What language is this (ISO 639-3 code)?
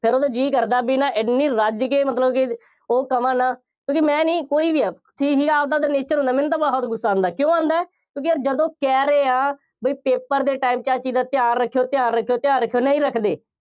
pan